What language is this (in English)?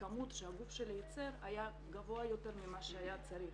Hebrew